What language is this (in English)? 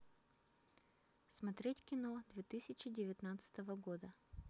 Russian